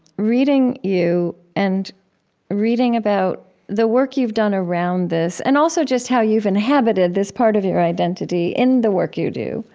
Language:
English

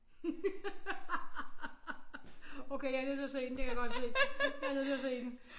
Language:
Danish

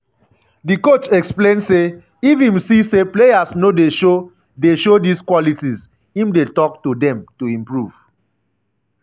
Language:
Nigerian Pidgin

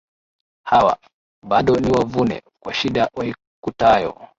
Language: Swahili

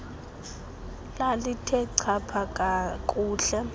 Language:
Xhosa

